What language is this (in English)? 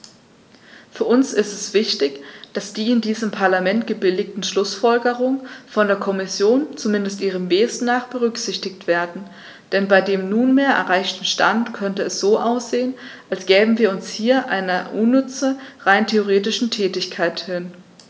German